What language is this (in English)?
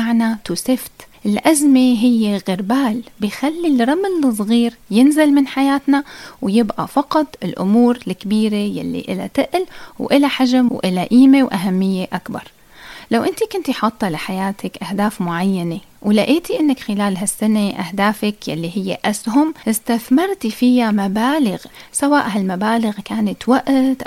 Arabic